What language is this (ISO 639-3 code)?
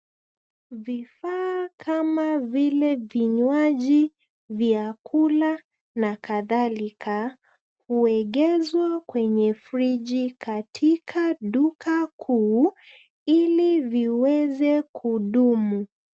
swa